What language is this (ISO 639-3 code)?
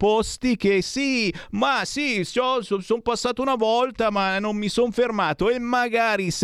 ita